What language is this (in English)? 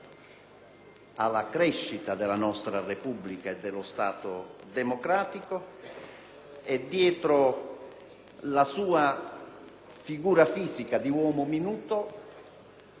Italian